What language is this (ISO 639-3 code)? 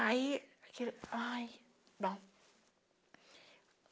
por